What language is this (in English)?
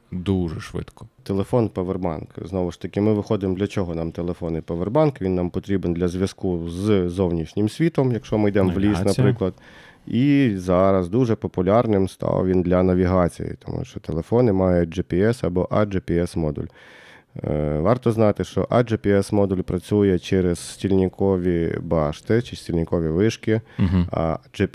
Ukrainian